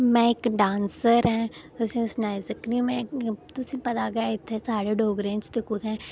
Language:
Dogri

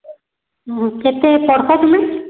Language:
Odia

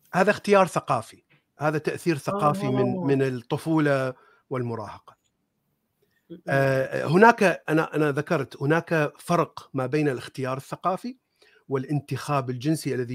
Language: Arabic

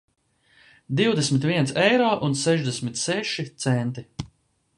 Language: Latvian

